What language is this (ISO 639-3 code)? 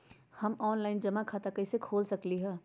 mag